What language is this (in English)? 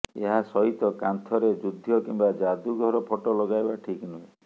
Odia